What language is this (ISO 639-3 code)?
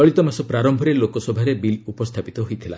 ori